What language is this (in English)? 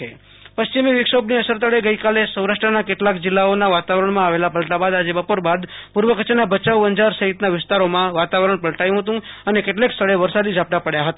Gujarati